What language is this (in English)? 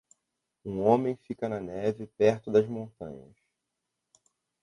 Portuguese